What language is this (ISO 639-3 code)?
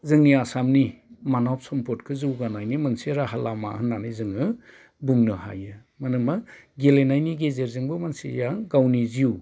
brx